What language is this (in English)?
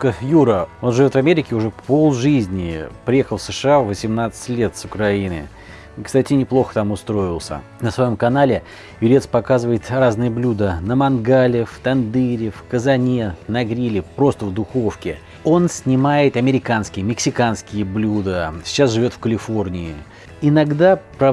Russian